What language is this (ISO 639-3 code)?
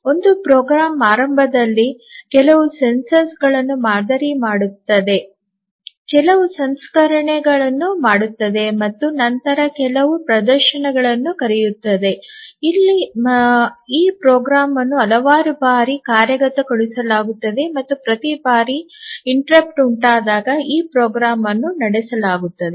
kan